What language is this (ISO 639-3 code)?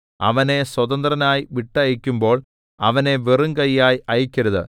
mal